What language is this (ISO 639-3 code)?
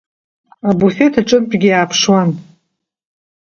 abk